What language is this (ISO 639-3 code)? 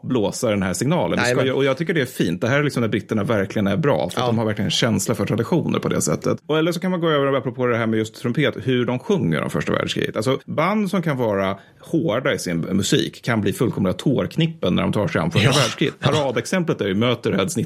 swe